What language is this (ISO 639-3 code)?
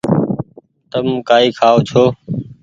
gig